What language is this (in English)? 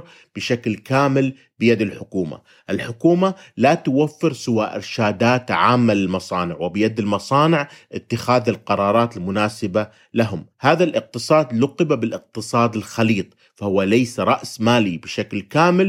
Arabic